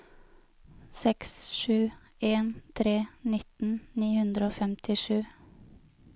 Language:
Norwegian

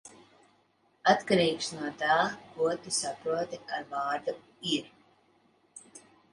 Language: Latvian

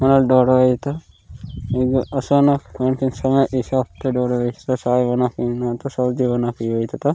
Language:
Gondi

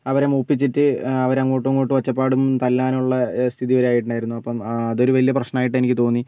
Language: Malayalam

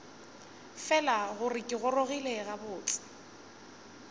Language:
Northern Sotho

